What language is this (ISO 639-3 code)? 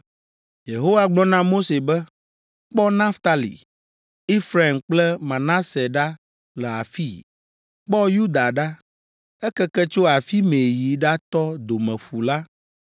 ewe